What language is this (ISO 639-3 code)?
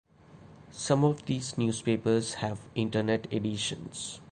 eng